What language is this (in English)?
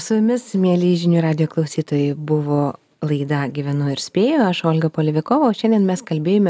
Lithuanian